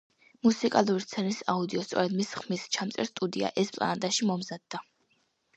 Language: Georgian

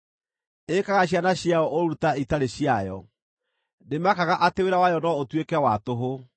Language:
Kikuyu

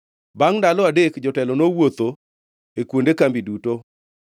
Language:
Luo (Kenya and Tanzania)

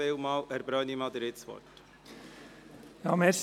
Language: Swiss German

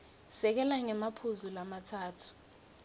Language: Swati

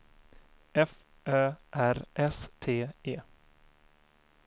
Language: Swedish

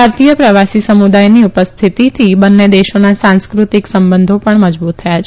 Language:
Gujarati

